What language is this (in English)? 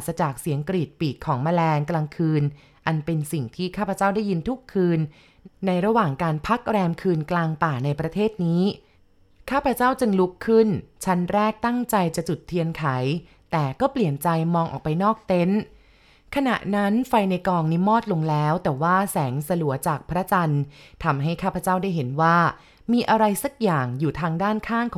Thai